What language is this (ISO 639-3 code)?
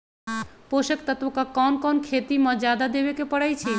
mag